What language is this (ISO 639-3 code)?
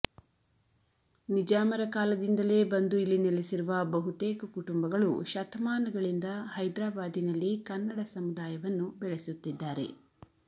kan